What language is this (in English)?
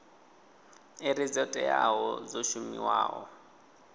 Venda